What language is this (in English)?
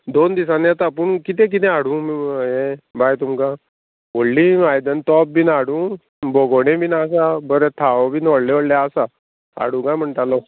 Konkani